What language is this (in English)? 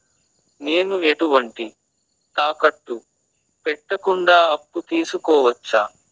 Telugu